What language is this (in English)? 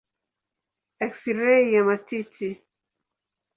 Swahili